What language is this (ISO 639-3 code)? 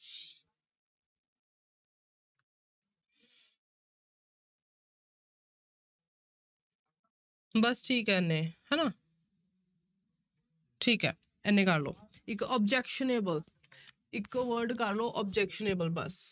pan